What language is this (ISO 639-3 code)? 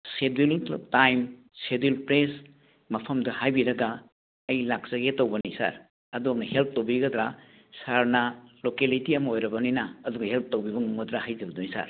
mni